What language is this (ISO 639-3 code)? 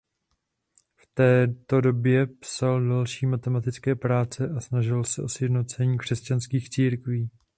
ces